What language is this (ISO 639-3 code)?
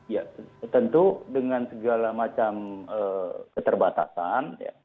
ind